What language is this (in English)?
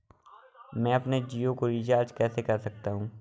Hindi